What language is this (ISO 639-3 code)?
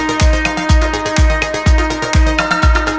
ind